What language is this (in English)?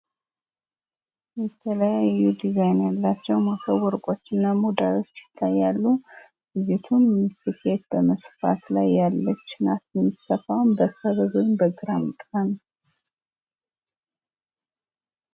Amharic